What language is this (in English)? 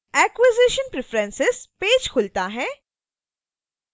Hindi